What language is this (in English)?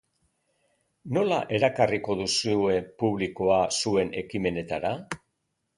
Basque